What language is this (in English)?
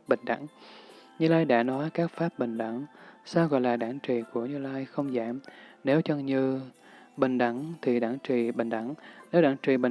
Vietnamese